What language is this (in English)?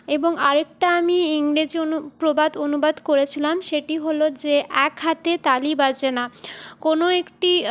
Bangla